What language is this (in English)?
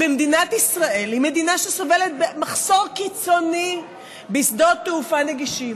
Hebrew